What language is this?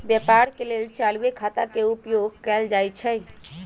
Magahi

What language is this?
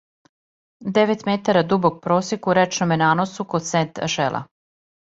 Serbian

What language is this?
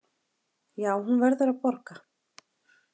Icelandic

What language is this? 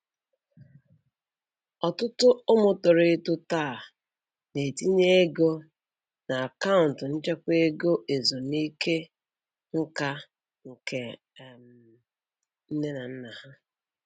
Igbo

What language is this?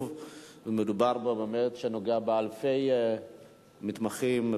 Hebrew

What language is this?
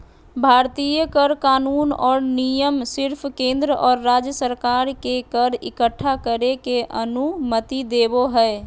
Magahi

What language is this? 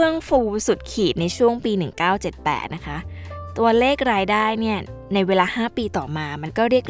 Thai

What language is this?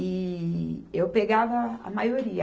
Portuguese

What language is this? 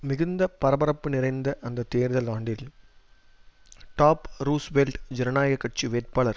Tamil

